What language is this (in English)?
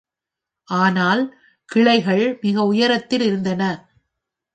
Tamil